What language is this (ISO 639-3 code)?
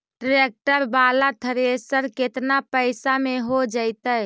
mag